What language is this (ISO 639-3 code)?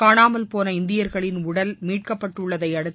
tam